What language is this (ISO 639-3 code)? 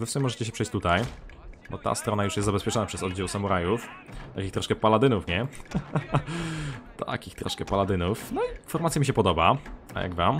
pol